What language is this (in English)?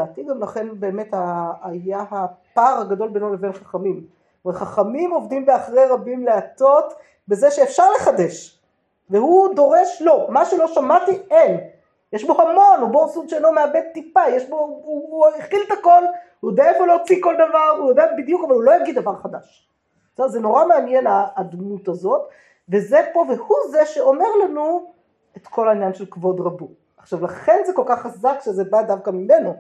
Hebrew